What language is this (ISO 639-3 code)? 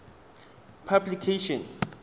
tsn